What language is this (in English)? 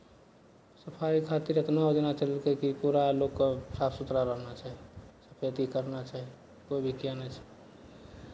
Maithili